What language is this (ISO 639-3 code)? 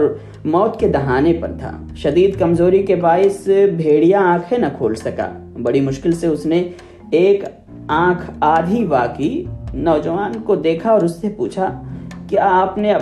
urd